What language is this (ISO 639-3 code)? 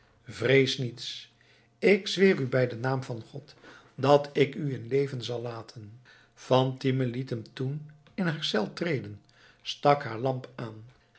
nld